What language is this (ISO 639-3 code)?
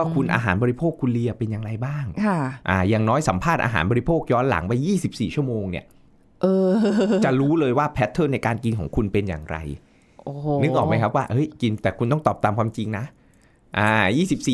tha